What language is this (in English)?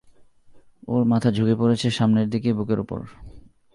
Bangla